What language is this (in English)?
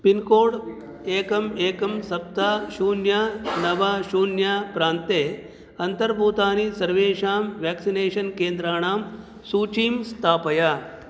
Sanskrit